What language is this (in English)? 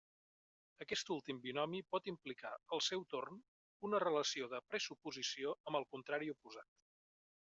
Catalan